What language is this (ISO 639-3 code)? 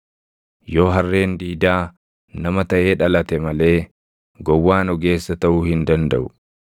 orm